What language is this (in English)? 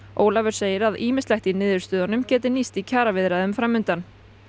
Icelandic